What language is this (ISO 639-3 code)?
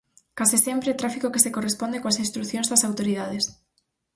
glg